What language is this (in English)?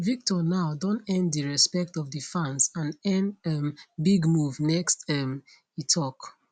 Nigerian Pidgin